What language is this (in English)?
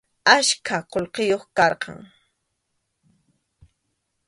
Arequipa-La Unión Quechua